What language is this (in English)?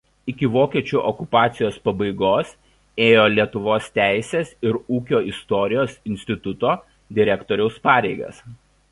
Lithuanian